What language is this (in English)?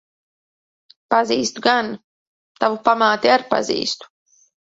Latvian